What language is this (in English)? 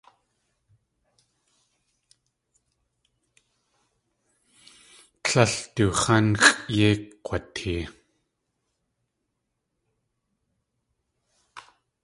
Tlingit